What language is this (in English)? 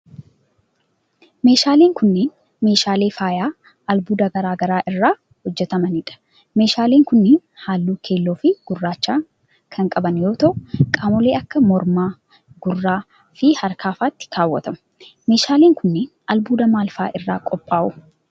Oromo